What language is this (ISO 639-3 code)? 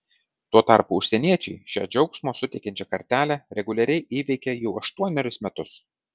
lit